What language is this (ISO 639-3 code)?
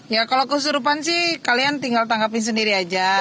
ind